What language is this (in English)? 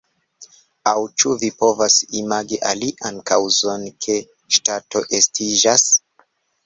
Esperanto